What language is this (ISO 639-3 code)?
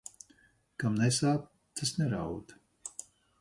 lav